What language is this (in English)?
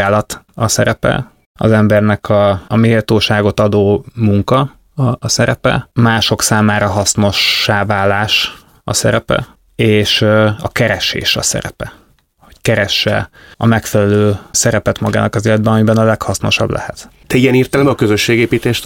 Hungarian